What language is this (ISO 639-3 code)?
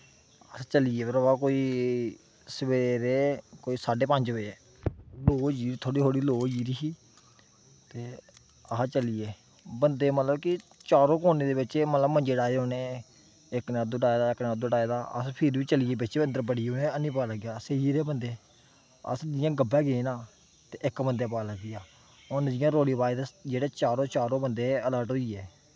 doi